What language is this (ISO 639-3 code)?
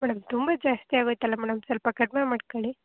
kan